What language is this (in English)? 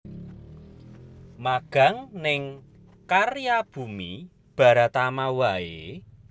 Javanese